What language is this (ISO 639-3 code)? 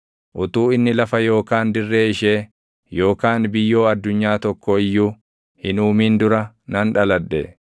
orm